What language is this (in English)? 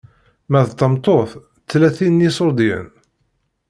Kabyle